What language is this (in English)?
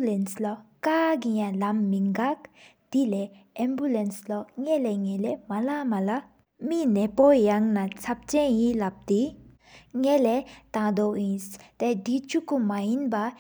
Sikkimese